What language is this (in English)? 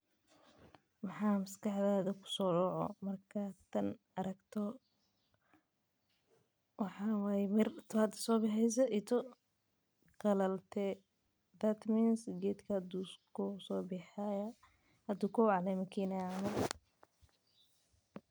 Somali